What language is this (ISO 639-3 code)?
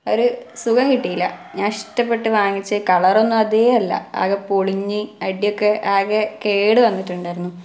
mal